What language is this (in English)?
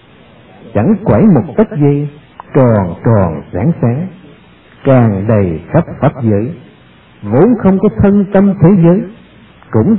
Vietnamese